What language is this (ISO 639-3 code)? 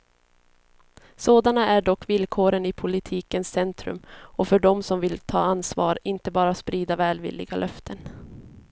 swe